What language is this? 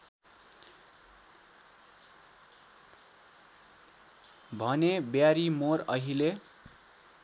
Nepali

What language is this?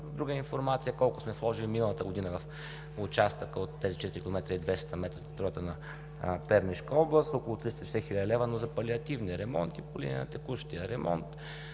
Bulgarian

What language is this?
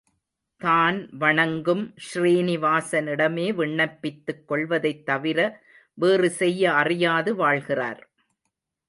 Tamil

